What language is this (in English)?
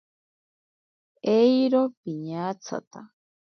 Ashéninka Perené